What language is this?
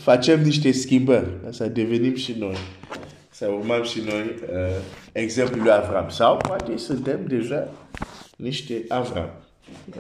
Romanian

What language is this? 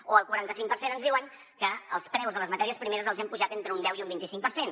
Catalan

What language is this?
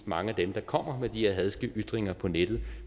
Danish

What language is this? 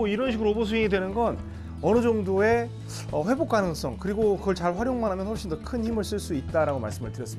Korean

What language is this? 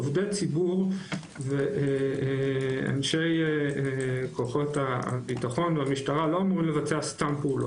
Hebrew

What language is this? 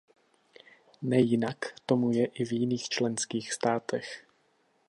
Czech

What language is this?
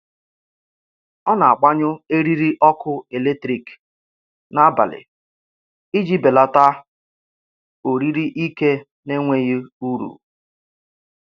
Igbo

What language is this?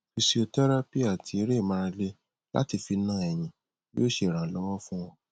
Yoruba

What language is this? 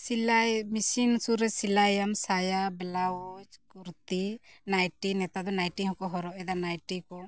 Santali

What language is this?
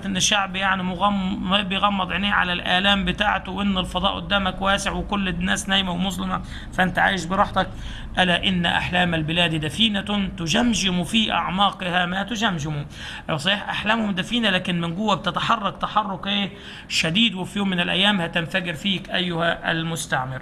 Arabic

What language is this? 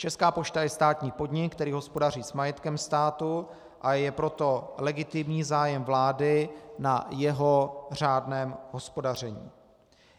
Czech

